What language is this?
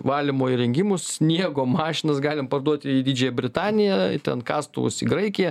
Lithuanian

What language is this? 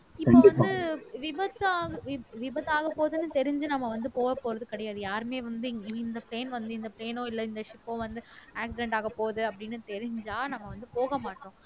Tamil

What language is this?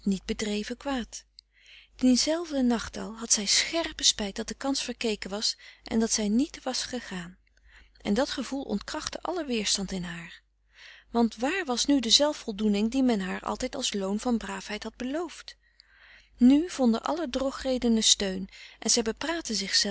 Dutch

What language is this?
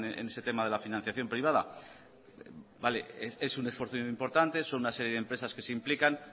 Spanish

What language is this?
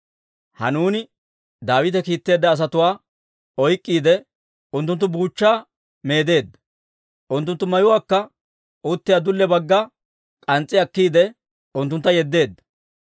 Dawro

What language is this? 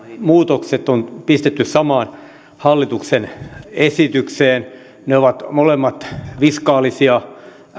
Finnish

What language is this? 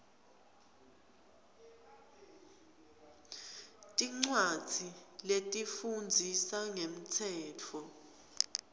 Swati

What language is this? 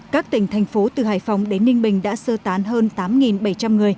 Vietnamese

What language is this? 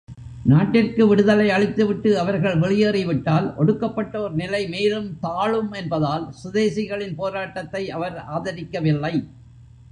Tamil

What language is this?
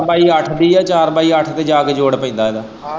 Punjabi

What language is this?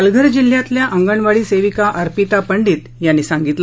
Marathi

